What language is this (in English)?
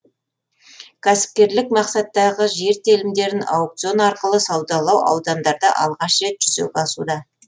Kazakh